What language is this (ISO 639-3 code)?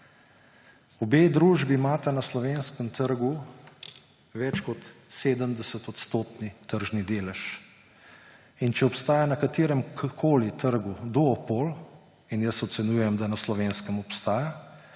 slv